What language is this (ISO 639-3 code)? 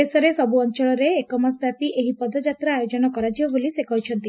ori